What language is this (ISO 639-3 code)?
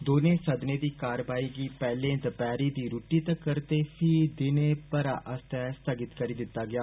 doi